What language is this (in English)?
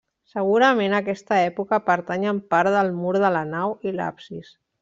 Catalan